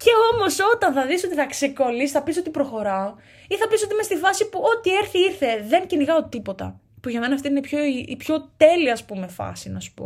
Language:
Greek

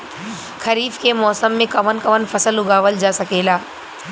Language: Bhojpuri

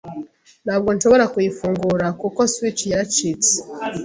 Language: Kinyarwanda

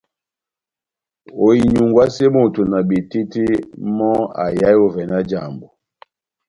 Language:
Batanga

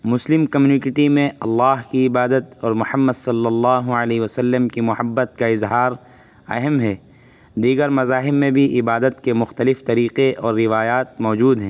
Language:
Urdu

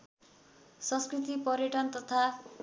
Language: Nepali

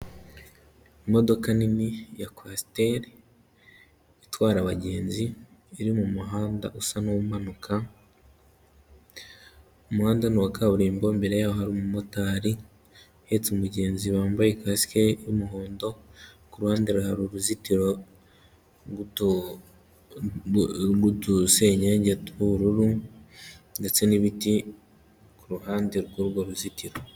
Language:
Kinyarwanda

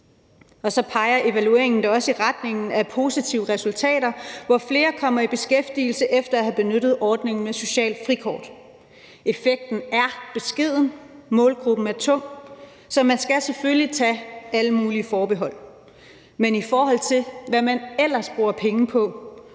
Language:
Danish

